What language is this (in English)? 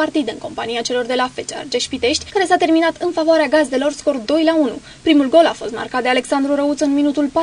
Romanian